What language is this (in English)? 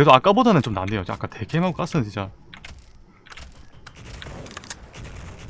Korean